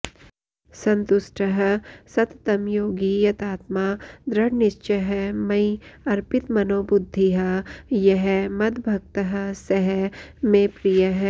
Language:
Sanskrit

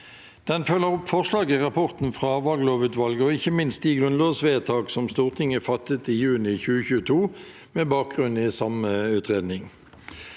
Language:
Norwegian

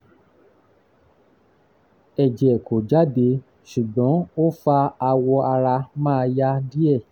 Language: Yoruba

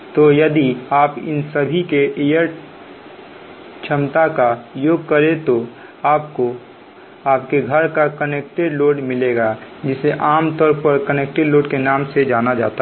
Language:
Hindi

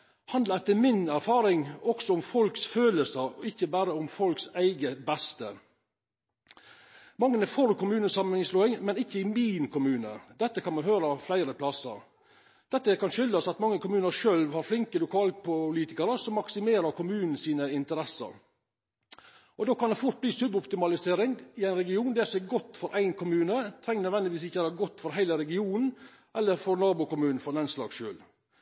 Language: Norwegian Nynorsk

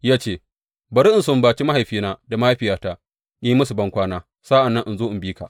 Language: Hausa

